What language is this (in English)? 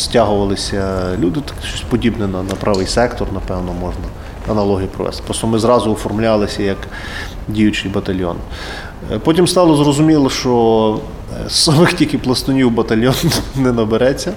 Ukrainian